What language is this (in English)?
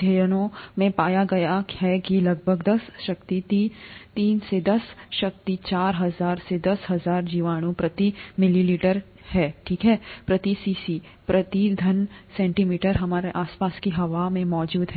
Hindi